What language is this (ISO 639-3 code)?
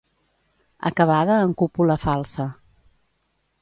cat